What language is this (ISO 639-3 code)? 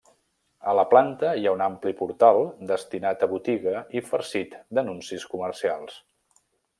cat